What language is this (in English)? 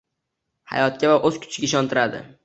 Uzbek